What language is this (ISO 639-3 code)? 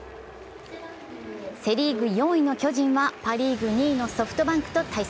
jpn